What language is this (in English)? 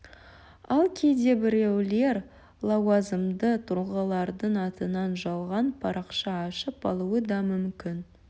Kazakh